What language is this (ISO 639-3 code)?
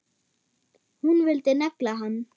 isl